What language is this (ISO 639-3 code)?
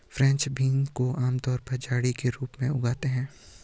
hin